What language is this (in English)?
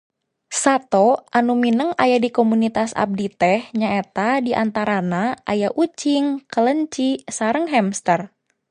Sundanese